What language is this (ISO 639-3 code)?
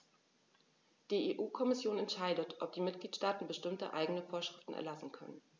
deu